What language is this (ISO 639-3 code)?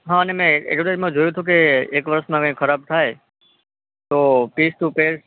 guj